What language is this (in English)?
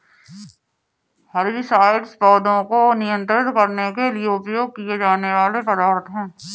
Hindi